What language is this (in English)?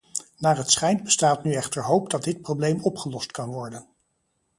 Dutch